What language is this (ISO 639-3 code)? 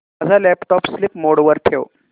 mar